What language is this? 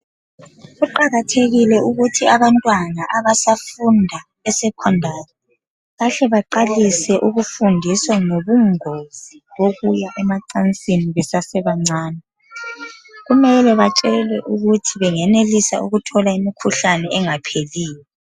North Ndebele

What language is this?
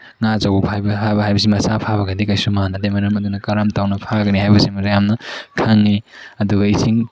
Manipuri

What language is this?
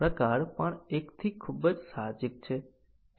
Gujarati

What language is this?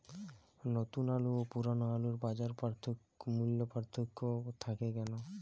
Bangla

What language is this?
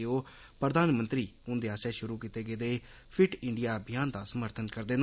Dogri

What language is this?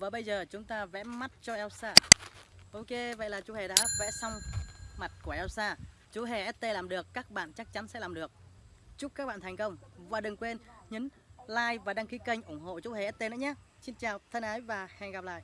Vietnamese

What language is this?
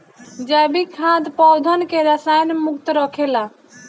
Bhojpuri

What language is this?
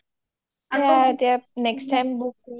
Assamese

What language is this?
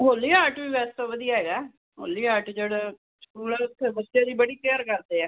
Punjabi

